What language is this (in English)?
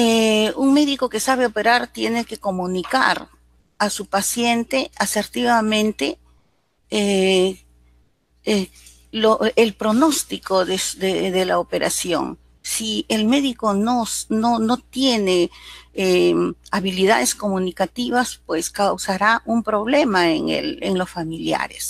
Spanish